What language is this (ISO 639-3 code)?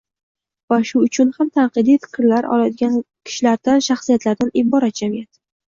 uzb